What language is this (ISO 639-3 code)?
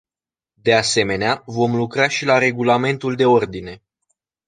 ron